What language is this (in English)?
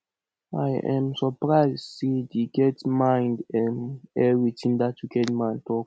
Nigerian Pidgin